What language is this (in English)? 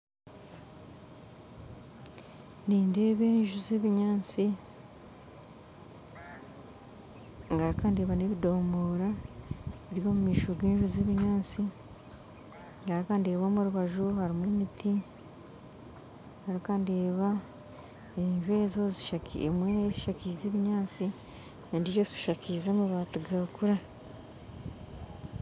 Nyankole